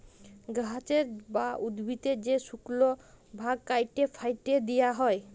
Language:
Bangla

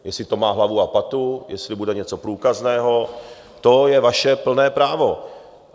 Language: Czech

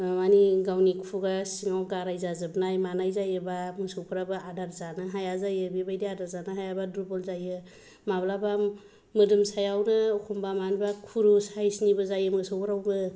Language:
Bodo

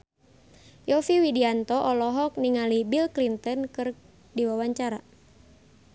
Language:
Sundanese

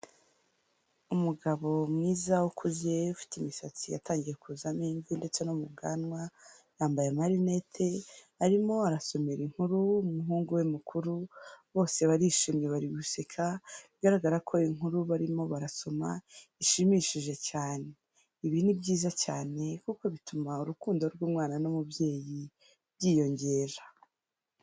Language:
Kinyarwanda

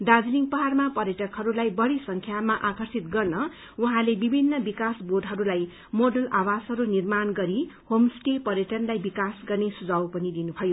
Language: Nepali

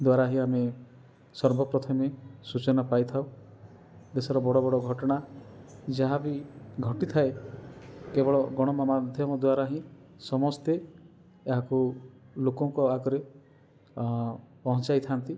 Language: Odia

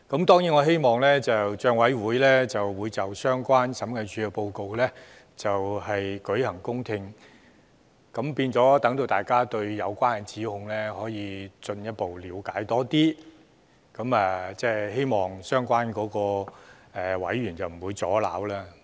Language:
Cantonese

